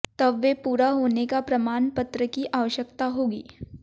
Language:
Hindi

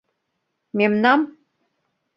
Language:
Mari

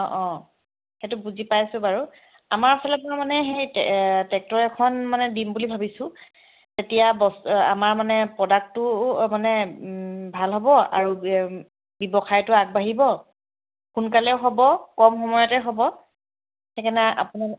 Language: Assamese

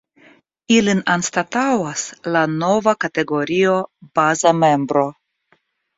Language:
Esperanto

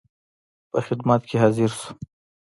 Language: Pashto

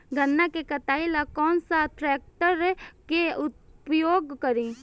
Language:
Bhojpuri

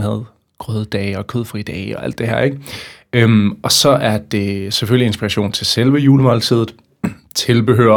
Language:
Danish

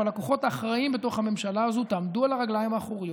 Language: Hebrew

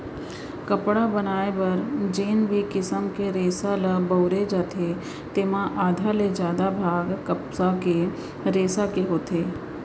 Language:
Chhattisgarhi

